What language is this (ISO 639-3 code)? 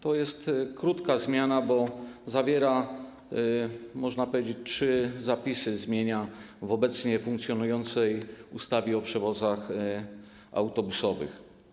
pol